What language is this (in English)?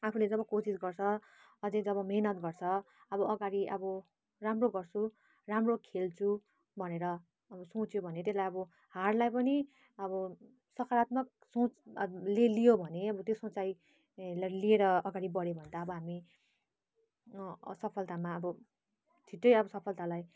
Nepali